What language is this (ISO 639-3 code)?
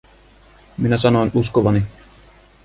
fin